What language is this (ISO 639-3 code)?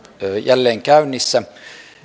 fin